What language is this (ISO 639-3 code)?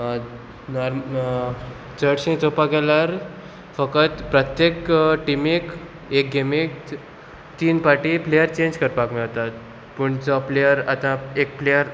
kok